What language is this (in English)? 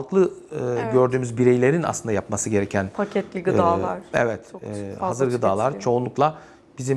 Turkish